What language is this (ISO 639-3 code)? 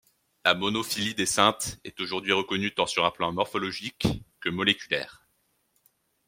fra